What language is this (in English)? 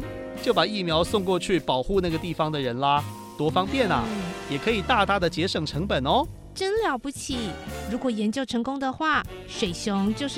Chinese